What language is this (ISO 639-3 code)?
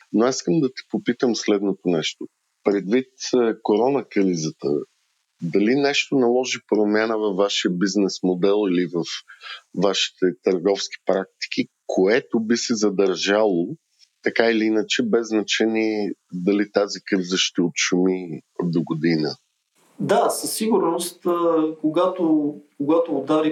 bul